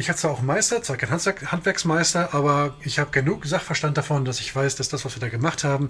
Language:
German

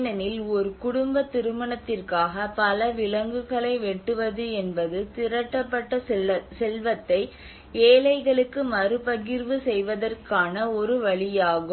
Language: Tamil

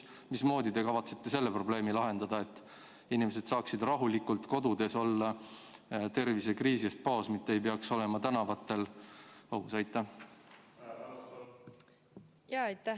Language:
Estonian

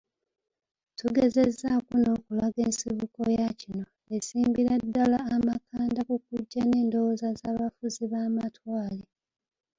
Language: Ganda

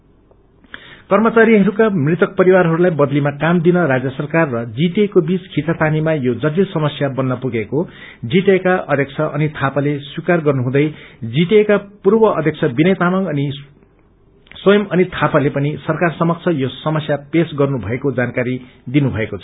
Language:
Nepali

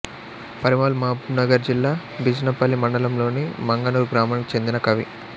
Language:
Telugu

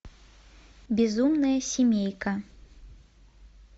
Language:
Russian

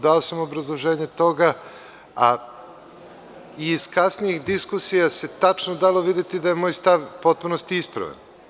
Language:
Serbian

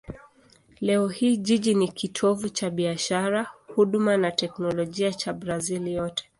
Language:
Swahili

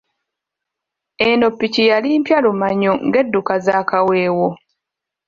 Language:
Ganda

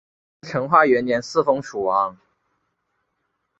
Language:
Chinese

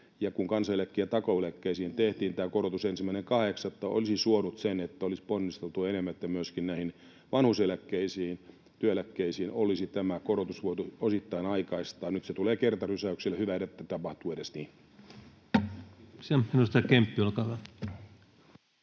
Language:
Finnish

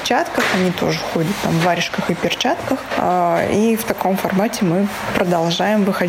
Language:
Russian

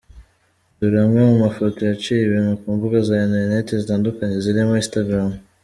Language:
Kinyarwanda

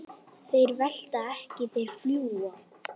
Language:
Icelandic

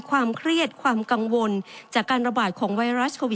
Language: Thai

